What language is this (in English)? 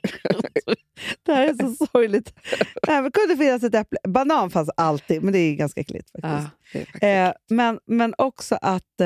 Swedish